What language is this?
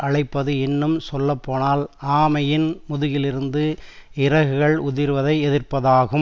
Tamil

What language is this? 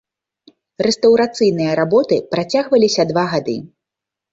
Belarusian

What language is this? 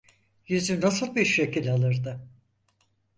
Turkish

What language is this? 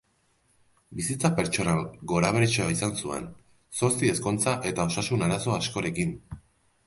Basque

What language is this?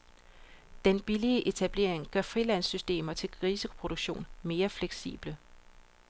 Danish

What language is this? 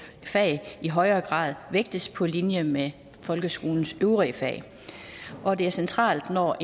Danish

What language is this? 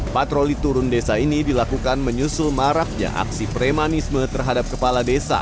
Indonesian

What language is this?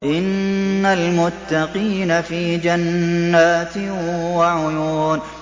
Arabic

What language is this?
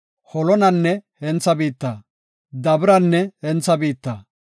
Gofa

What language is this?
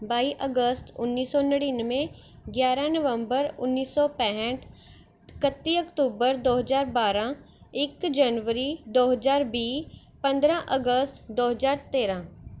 Punjabi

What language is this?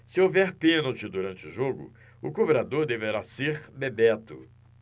Portuguese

